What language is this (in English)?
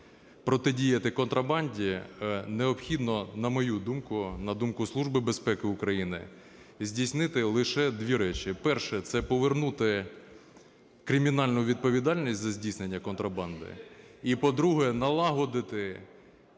Ukrainian